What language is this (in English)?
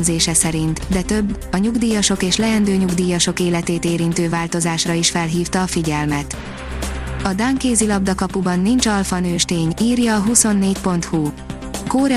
Hungarian